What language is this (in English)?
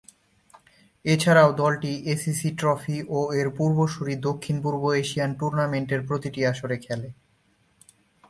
Bangla